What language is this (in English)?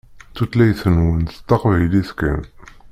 Kabyle